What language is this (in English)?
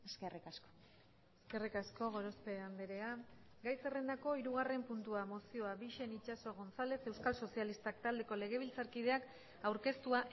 Basque